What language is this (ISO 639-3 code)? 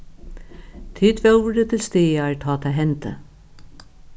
fao